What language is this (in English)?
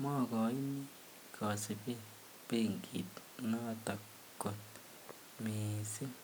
Kalenjin